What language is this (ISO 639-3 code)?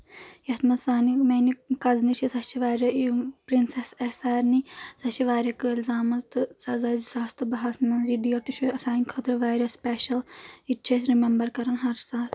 kas